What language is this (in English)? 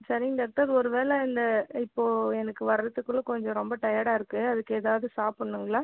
Tamil